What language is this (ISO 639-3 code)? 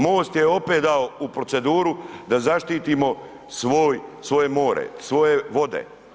hrv